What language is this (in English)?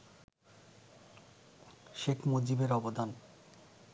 Bangla